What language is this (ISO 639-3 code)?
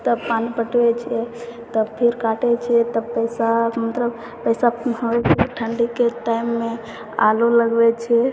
mai